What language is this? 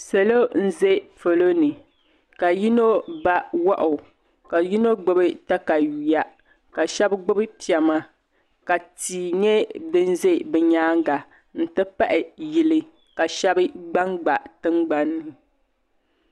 Dagbani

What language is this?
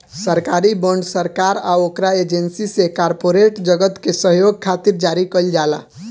Bhojpuri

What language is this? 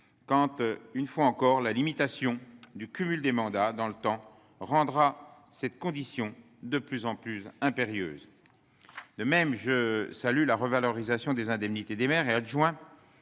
French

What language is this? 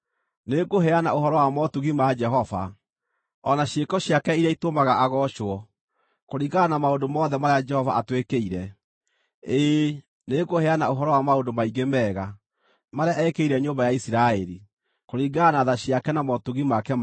Kikuyu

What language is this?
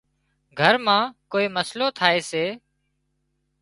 Wadiyara Koli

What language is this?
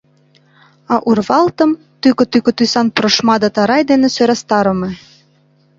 Mari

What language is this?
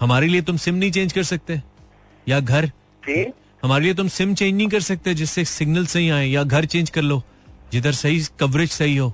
Hindi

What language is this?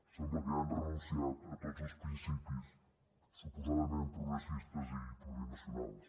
Catalan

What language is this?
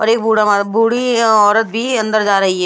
Hindi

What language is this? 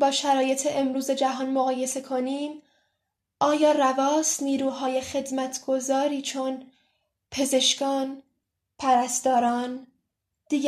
Persian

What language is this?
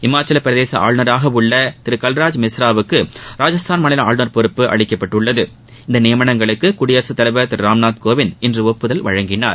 Tamil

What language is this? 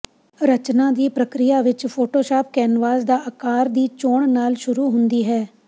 Punjabi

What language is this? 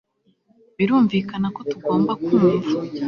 Kinyarwanda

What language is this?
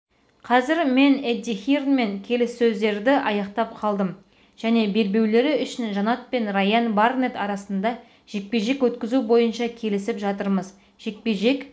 Kazakh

